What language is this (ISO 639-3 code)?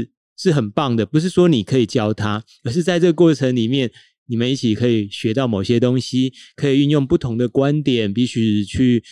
zho